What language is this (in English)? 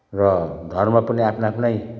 Nepali